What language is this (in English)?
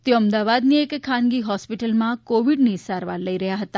Gujarati